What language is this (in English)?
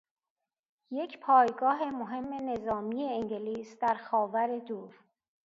Persian